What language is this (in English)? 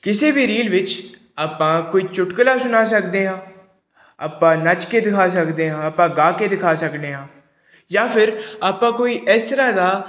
Punjabi